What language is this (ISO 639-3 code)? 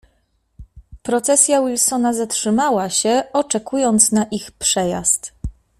pol